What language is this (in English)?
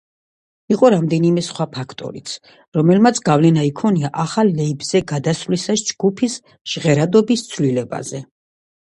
Georgian